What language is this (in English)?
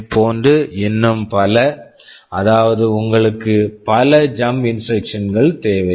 Tamil